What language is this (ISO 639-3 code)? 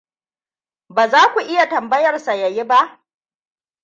hau